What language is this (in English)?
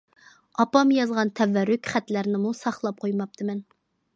Uyghur